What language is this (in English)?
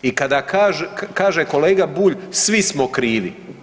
Croatian